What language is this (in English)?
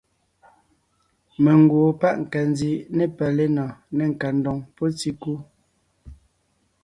Ngiemboon